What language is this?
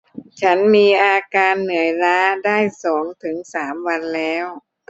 Thai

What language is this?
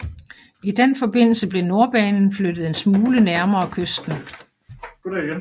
Danish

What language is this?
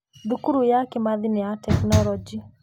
Kikuyu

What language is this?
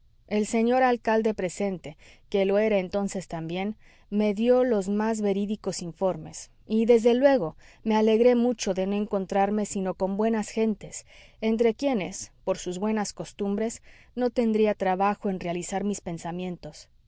Spanish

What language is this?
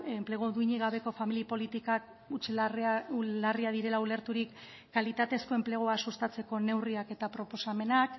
Basque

